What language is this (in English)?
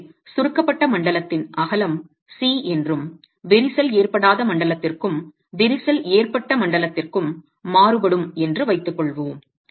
Tamil